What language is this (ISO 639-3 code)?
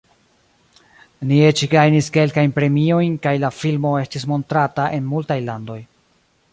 epo